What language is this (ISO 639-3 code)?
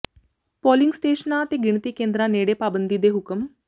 pan